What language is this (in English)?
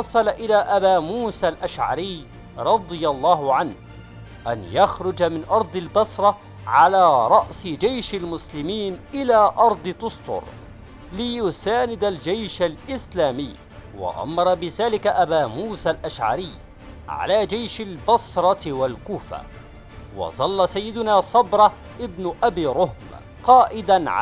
Arabic